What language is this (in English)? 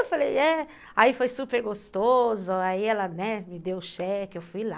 Portuguese